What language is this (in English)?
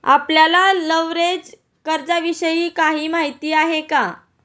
Marathi